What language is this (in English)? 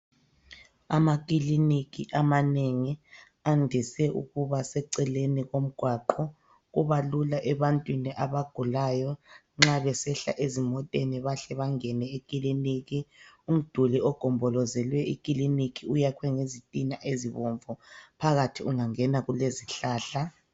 North Ndebele